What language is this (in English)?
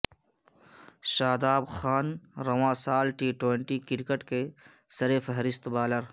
Urdu